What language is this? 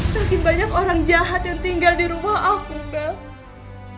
Indonesian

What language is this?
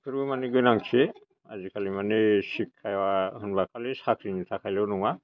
Bodo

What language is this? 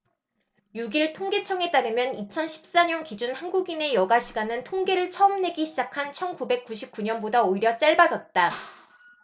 Korean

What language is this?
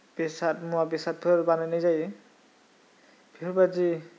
Bodo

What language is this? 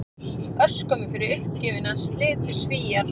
Icelandic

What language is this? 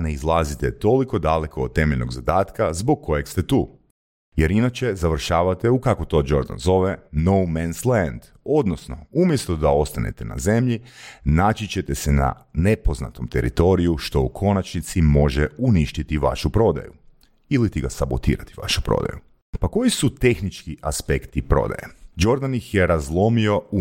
Croatian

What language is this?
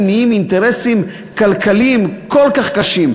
Hebrew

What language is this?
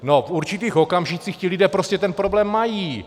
Czech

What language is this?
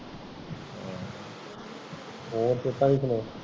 Punjabi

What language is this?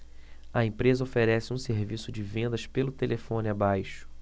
Portuguese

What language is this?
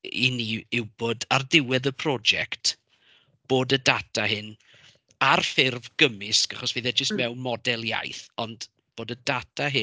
Welsh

